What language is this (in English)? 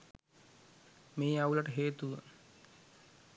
Sinhala